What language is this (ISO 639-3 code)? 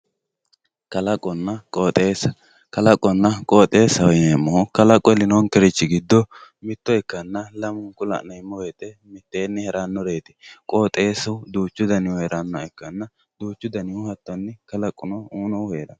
sid